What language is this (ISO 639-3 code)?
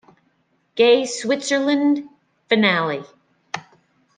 eng